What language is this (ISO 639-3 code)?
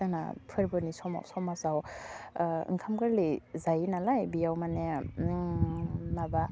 brx